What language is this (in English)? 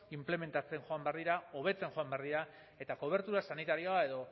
Basque